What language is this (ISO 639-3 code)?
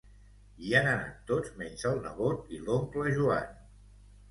cat